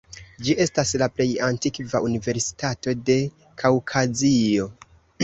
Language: Esperanto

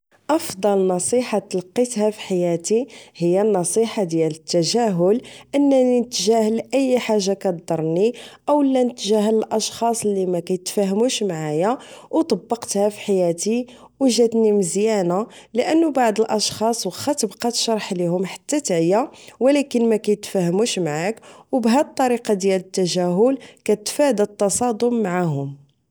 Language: Moroccan Arabic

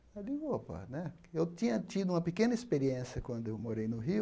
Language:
Portuguese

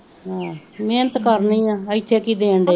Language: Punjabi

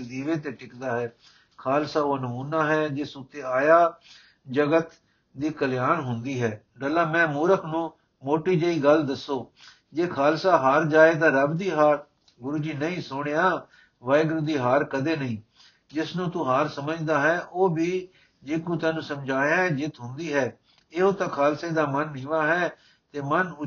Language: Punjabi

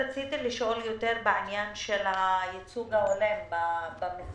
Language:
Hebrew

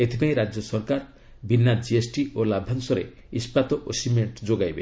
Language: Odia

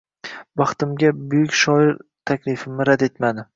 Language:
Uzbek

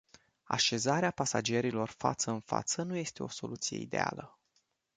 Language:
Romanian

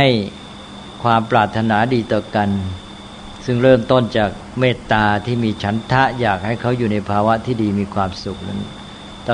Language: Thai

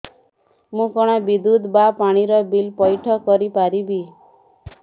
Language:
Odia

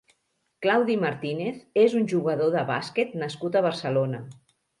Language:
Catalan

